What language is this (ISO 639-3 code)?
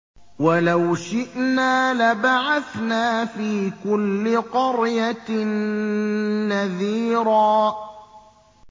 ara